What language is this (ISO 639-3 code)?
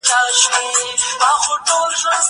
pus